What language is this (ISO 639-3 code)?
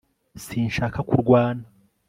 kin